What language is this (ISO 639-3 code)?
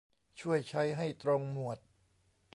tha